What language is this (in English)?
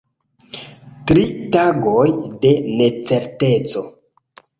Esperanto